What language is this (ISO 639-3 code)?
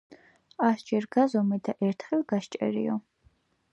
kat